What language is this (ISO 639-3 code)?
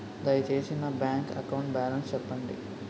tel